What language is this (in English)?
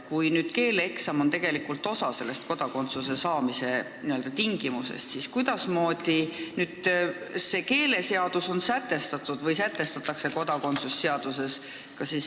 Estonian